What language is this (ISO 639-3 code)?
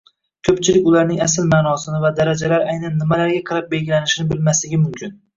uzb